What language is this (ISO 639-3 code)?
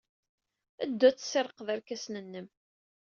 kab